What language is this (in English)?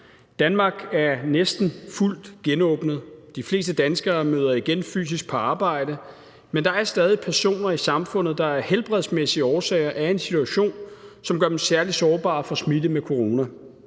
Danish